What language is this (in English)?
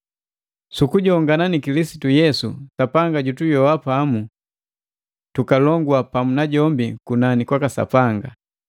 Matengo